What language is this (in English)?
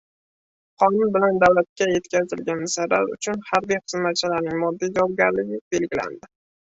Uzbek